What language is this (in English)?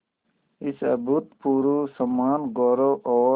Hindi